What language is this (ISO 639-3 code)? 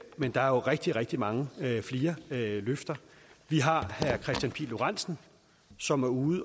dan